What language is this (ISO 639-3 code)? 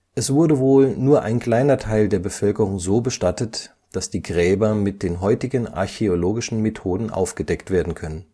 deu